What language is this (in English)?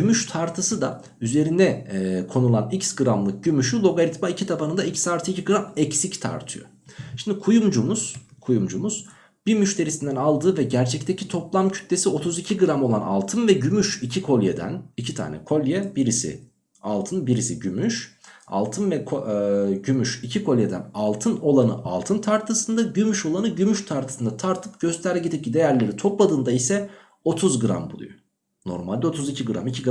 Turkish